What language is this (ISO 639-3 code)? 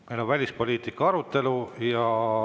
est